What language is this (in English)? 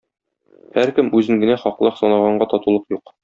Tatar